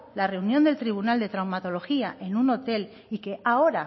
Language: Spanish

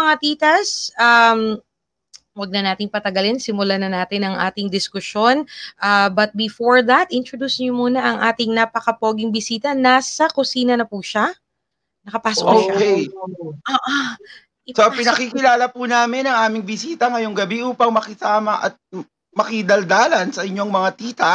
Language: Filipino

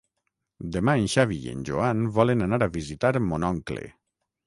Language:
Catalan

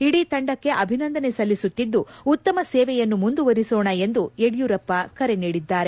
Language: Kannada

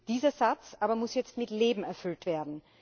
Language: German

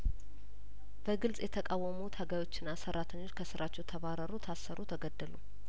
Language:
Amharic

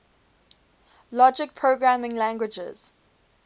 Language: English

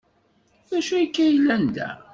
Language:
Kabyle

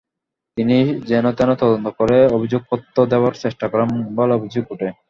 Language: Bangla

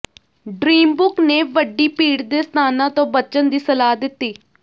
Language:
Punjabi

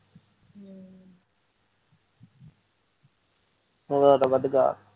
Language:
Punjabi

